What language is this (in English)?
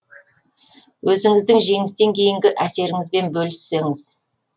Kazakh